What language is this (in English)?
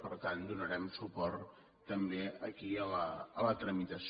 Catalan